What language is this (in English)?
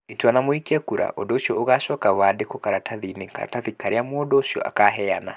Kikuyu